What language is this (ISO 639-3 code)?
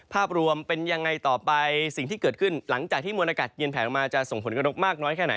tha